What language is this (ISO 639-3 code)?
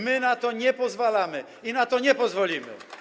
pol